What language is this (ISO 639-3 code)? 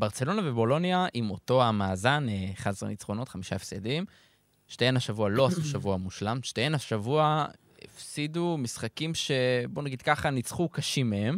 heb